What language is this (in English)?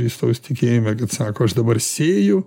Lithuanian